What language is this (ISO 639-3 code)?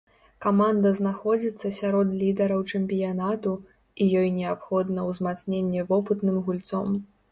bel